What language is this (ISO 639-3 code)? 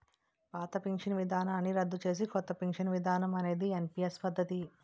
tel